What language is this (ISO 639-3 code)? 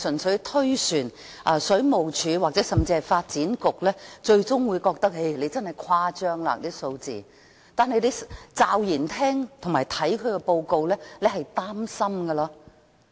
yue